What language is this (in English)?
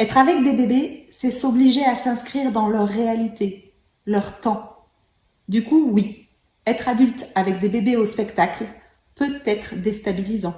French